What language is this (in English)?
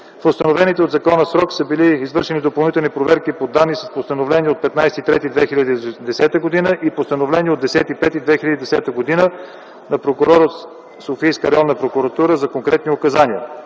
Bulgarian